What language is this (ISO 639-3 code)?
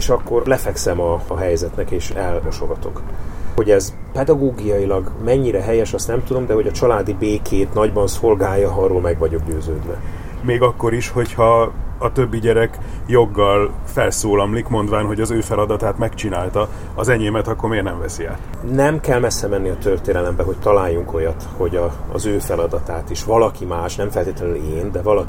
hun